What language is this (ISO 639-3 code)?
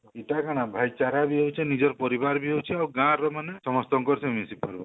ori